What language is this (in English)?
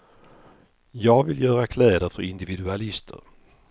Swedish